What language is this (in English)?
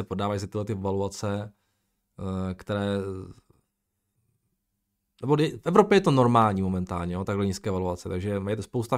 Czech